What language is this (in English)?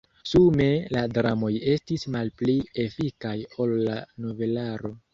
Esperanto